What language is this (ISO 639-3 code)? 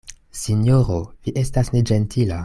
epo